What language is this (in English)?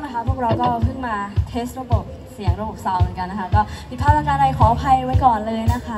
Thai